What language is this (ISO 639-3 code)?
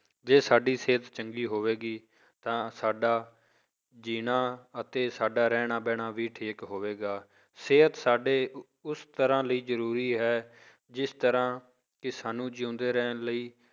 pan